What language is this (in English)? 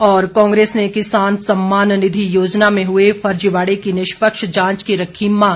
Hindi